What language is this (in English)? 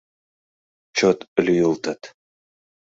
Mari